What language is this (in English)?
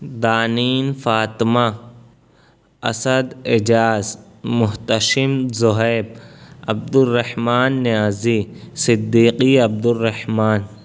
Urdu